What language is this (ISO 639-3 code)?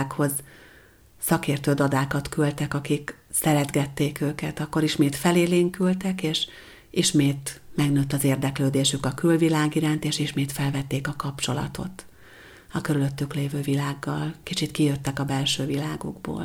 hun